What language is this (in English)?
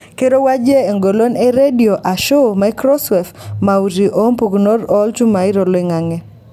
Masai